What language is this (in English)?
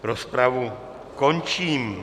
Czech